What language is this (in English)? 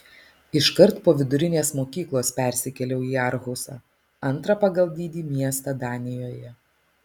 Lithuanian